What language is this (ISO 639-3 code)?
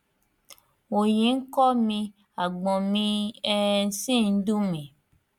yor